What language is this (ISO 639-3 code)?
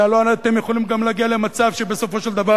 heb